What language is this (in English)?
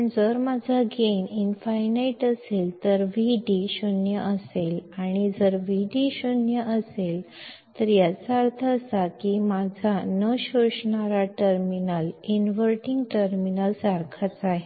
Marathi